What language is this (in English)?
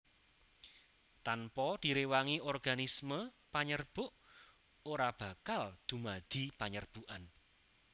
Javanese